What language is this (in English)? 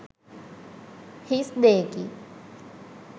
Sinhala